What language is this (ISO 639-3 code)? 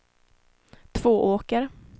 swe